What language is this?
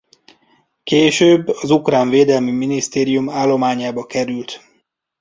Hungarian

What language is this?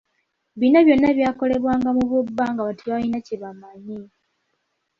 Ganda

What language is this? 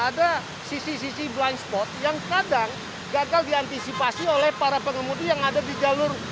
Indonesian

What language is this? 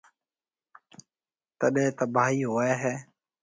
Marwari (Pakistan)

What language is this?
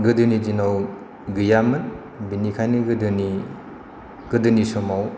Bodo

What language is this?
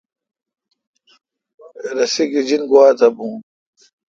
Kalkoti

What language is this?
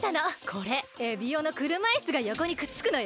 Japanese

